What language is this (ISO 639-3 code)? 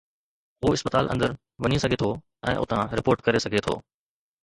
snd